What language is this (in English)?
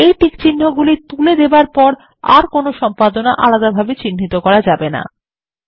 Bangla